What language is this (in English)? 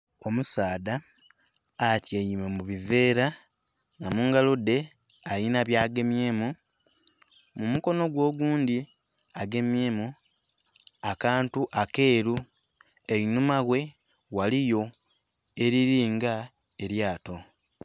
Soga